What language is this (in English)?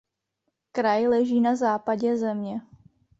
Czech